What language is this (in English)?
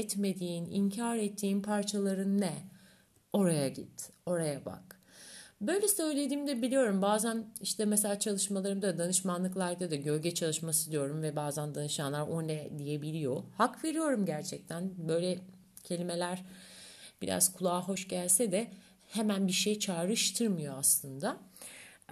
Turkish